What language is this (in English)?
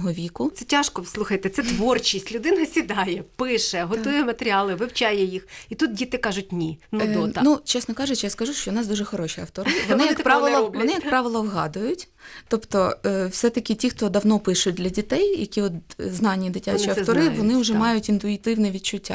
Ukrainian